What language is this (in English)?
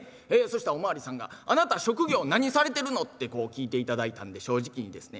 Japanese